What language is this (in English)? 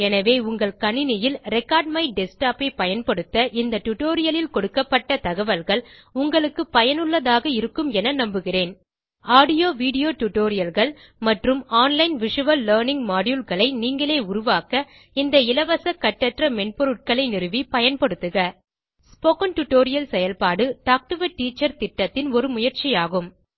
Tamil